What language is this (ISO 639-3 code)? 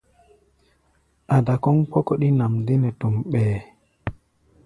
gba